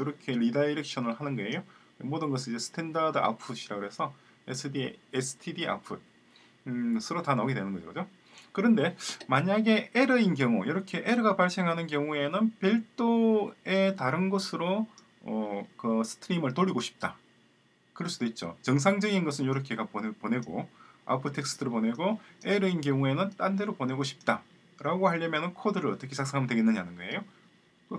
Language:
Korean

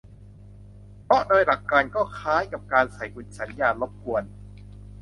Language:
Thai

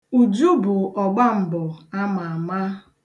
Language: Igbo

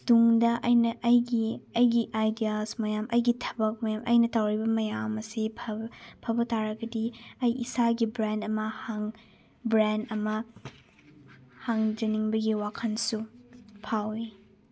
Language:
Manipuri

